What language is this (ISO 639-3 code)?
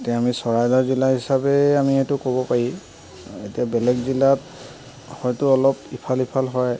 asm